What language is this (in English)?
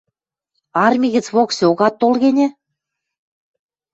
Western Mari